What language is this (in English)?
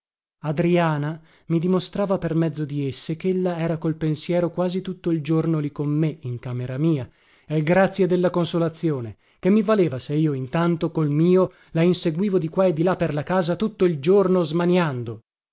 Italian